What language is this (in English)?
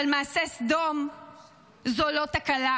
Hebrew